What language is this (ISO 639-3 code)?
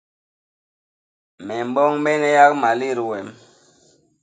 bas